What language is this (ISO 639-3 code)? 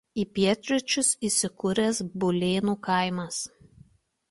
lit